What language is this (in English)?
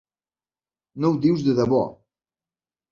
Catalan